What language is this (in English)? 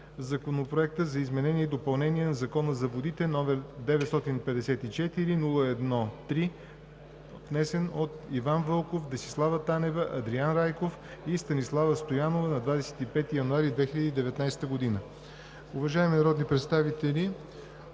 Bulgarian